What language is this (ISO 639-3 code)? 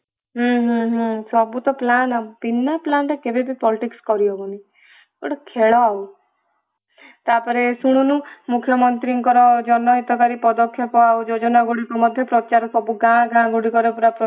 ori